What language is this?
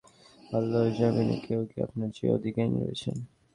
Bangla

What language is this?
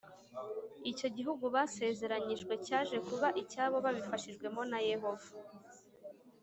Kinyarwanda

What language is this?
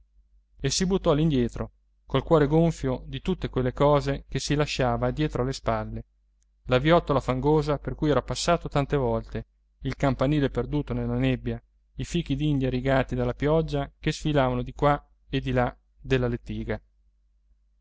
Italian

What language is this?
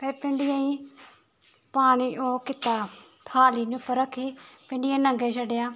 Dogri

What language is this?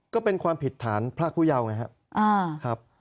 Thai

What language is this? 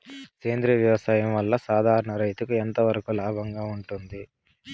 Telugu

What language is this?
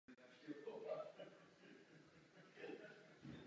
Czech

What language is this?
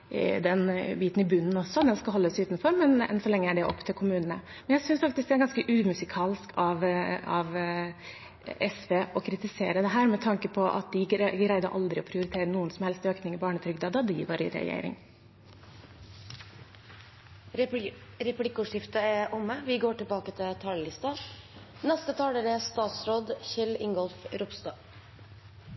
Norwegian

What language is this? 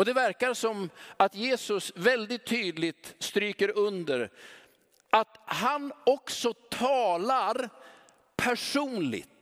Swedish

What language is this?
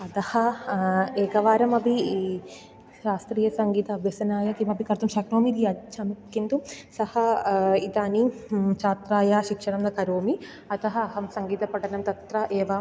Sanskrit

